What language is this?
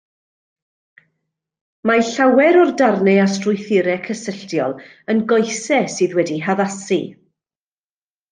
Welsh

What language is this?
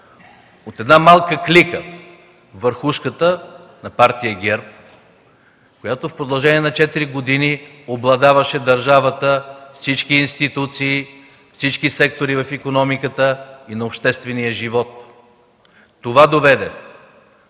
Bulgarian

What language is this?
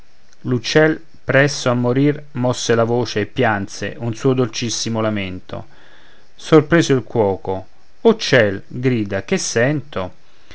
Italian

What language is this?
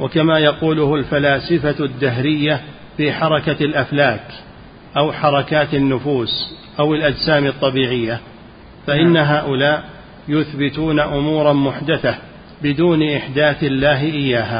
Arabic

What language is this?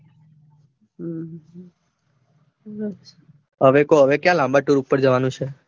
Gujarati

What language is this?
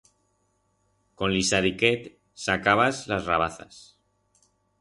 Aragonese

